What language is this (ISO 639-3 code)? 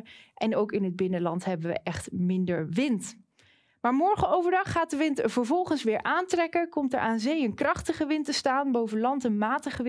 nld